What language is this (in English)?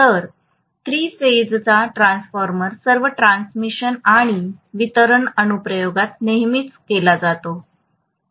Marathi